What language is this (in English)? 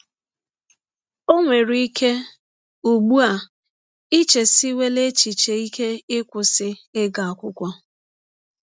Igbo